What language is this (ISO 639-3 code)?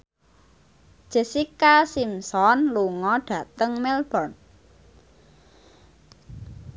jav